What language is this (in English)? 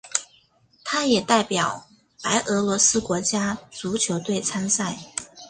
Chinese